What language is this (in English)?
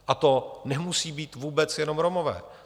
Czech